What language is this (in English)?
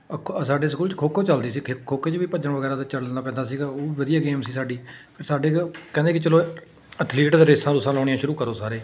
Punjabi